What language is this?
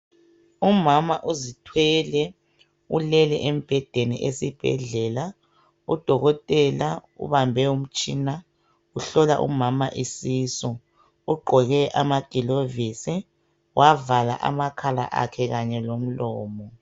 North Ndebele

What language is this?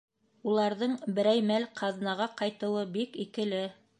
Bashkir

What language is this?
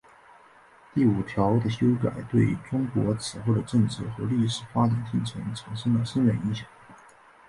Chinese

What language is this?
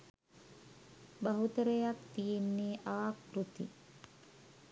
Sinhala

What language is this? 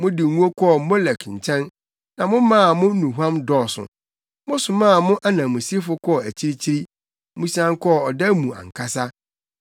Akan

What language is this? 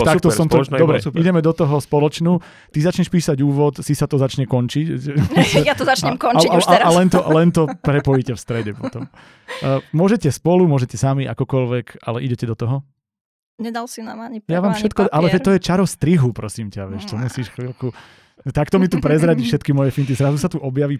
Slovak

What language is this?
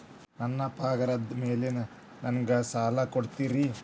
Kannada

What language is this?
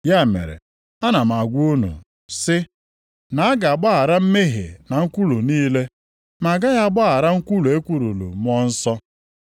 Igbo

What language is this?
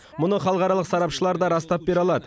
Kazakh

